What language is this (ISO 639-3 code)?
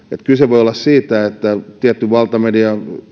fin